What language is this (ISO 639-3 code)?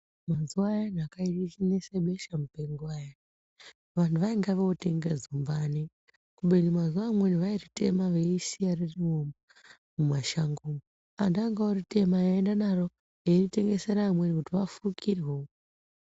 ndc